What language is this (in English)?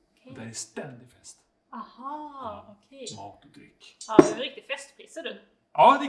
Swedish